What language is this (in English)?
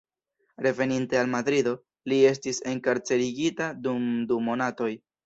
Esperanto